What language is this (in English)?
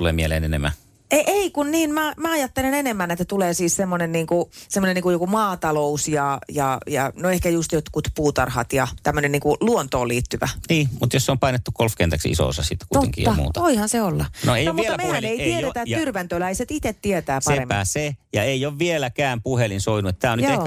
Finnish